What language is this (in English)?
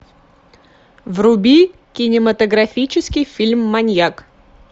Russian